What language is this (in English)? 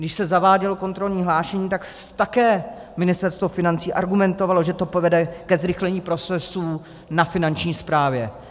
Czech